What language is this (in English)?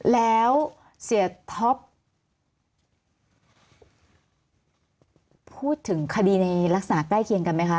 Thai